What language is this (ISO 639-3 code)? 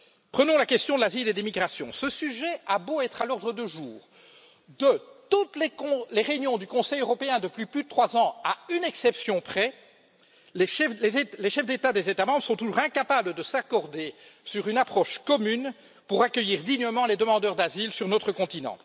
fra